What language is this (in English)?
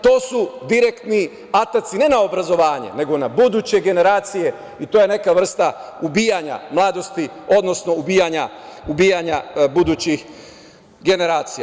Serbian